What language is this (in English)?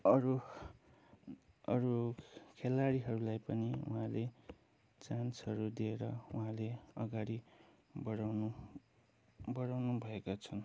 Nepali